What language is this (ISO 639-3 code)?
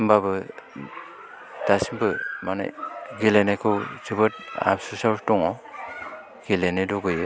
brx